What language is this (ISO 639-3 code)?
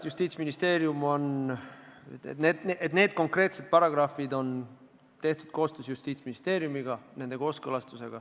est